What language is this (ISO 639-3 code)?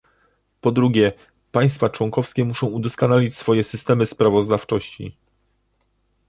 pol